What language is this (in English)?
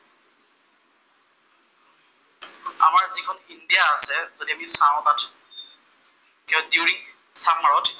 Assamese